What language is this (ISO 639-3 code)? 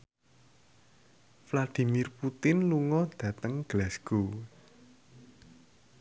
jav